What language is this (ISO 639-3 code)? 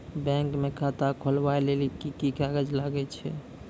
mai